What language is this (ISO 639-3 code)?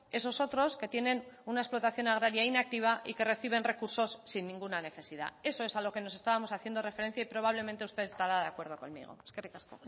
spa